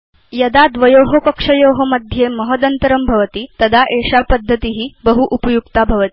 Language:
Sanskrit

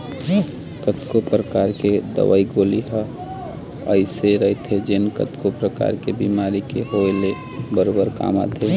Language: Chhattisgarhi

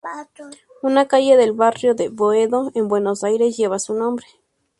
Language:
Spanish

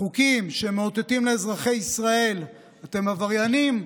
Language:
Hebrew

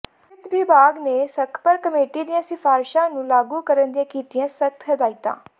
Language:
Punjabi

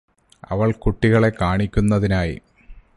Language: Malayalam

